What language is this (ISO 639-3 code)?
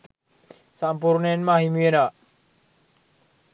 sin